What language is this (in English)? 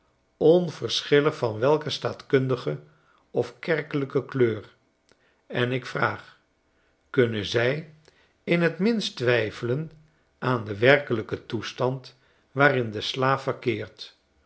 Dutch